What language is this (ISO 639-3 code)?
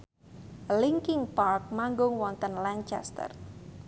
jav